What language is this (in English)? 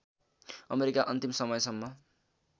Nepali